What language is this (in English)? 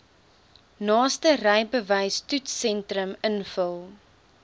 Afrikaans